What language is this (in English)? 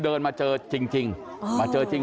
Thai